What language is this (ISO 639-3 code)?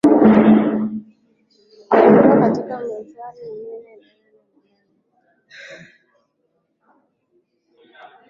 swa